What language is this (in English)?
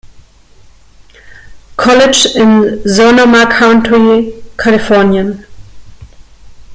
German